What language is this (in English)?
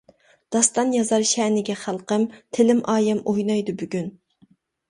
Uyghur